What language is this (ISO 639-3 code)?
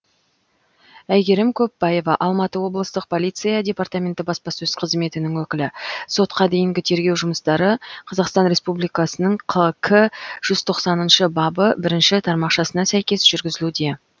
kaz